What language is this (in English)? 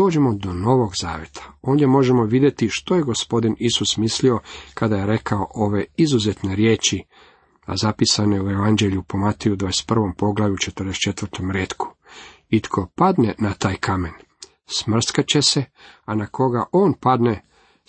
Croatian